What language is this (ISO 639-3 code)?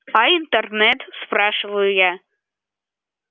rus